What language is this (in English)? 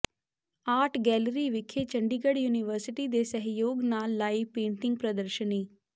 Punjabi